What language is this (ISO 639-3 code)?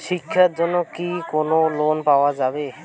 ben